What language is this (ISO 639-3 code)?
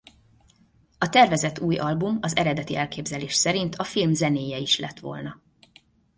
hun